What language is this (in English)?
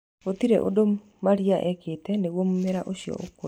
Kikuyu